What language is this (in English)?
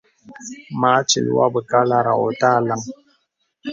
Bebele